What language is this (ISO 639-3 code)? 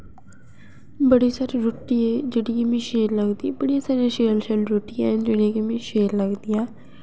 doi